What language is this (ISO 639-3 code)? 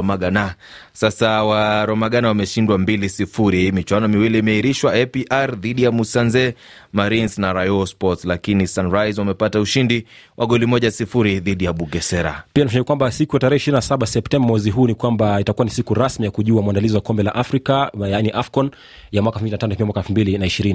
swa